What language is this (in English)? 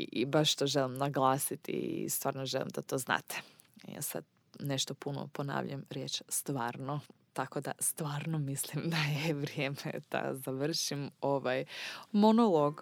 Croatian